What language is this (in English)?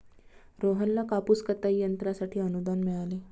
Marathi